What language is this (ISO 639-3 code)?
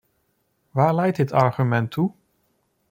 nld